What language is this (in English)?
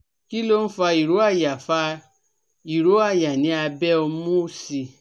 Yoruba